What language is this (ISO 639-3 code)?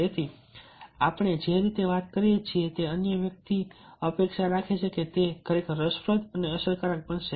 guj